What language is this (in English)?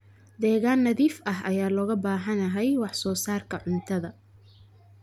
Somali